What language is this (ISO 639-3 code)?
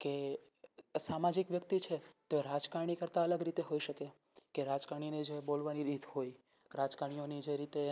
guj